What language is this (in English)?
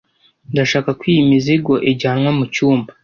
Kinyarwanda